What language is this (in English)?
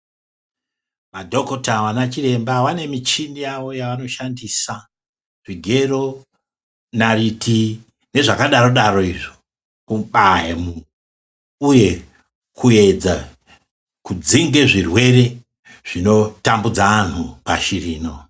Ndau